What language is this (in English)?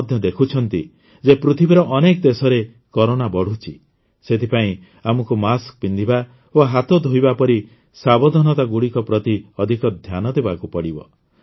Odia